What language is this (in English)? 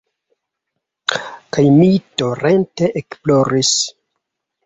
Esperanto